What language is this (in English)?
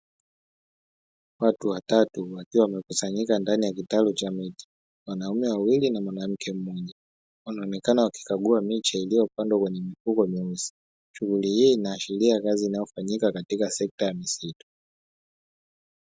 Swahili